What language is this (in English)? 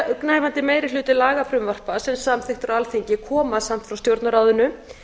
Icelandic